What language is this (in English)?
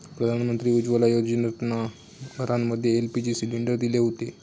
Marathi